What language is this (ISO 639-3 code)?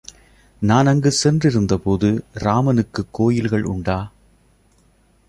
tam